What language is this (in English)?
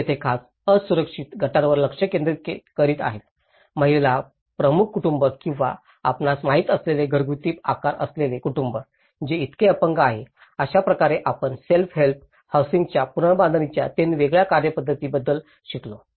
Marathi